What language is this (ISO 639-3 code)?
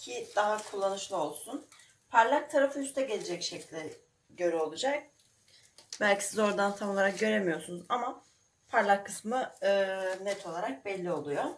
tur